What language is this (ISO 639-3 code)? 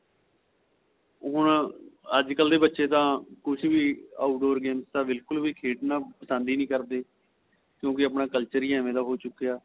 pan